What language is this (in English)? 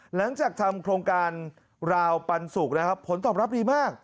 Thai